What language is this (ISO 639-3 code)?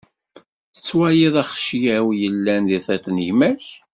kab